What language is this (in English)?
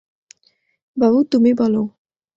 Bangla